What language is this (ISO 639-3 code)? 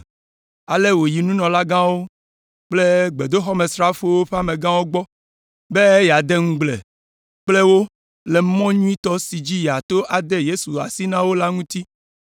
ewe